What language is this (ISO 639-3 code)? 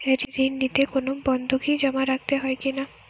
ben